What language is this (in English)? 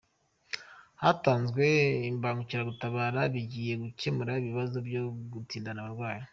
Kinyarwanda